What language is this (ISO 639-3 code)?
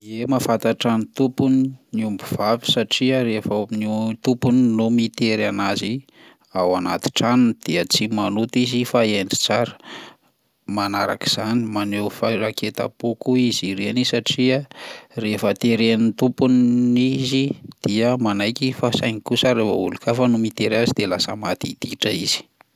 mlg